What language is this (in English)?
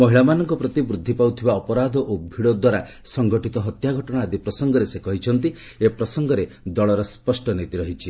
Odia